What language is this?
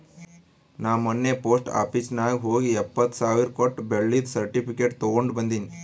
Kannada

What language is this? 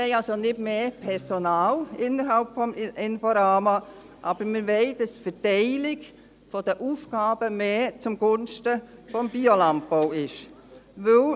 Swiss German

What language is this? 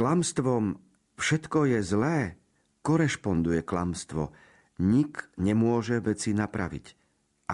Slovak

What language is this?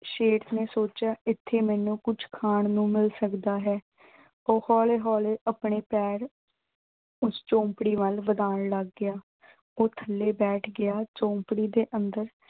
Punjabi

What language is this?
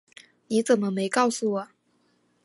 Chinese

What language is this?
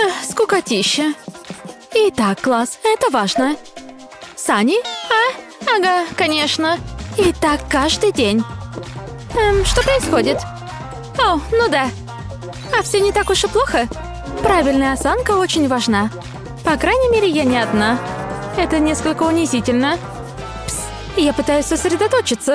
Russian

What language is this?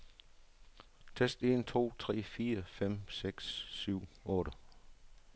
Danish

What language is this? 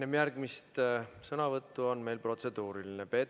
Estonian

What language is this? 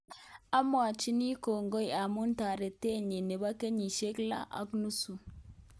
Kalenjin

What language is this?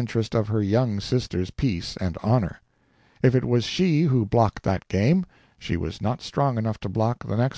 English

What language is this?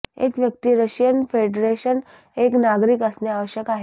Marathi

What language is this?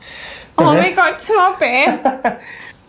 Welsh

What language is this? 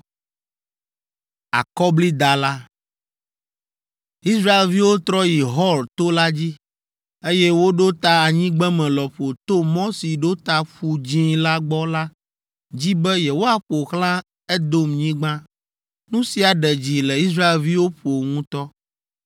Ewe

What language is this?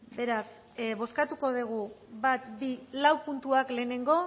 Basque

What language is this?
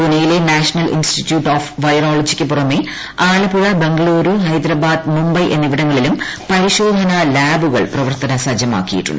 Malayalam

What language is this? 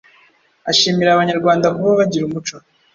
Kinyarwanda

